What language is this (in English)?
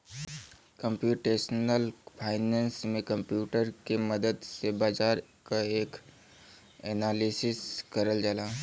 Bhojpuri